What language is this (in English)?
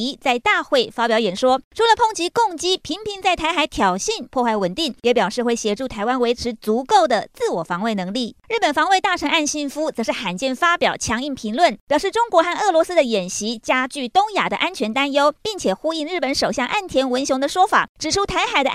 Chinese